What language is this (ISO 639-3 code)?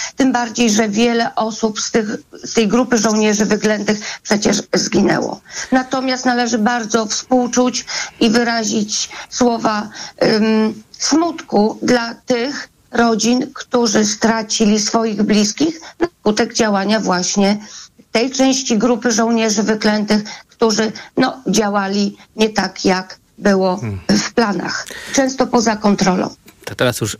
pol